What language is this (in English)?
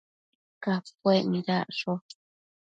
Matsés